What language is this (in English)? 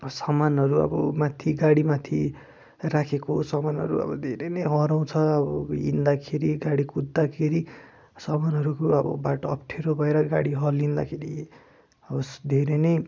Nepali